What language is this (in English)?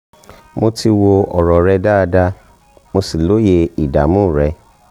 Yoruba